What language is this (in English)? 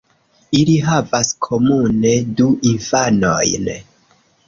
Esperanto